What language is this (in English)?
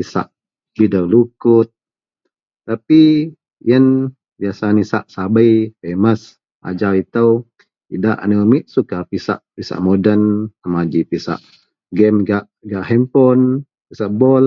Central Melanau